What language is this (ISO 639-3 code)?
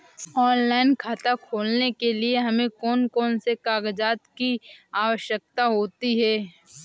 hin